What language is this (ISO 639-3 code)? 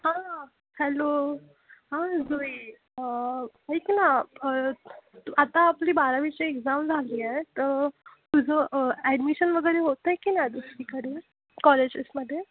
mar